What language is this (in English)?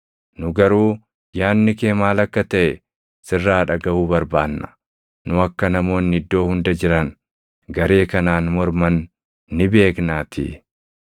Oromo